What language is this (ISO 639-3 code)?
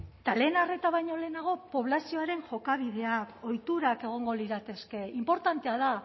eus